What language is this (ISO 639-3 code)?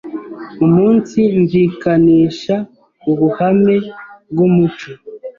kin